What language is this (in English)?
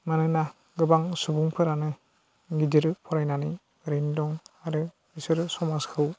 Bodo